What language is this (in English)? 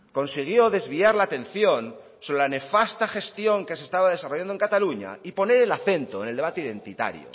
Spanish